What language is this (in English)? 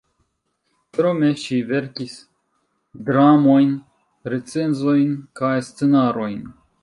Esperanto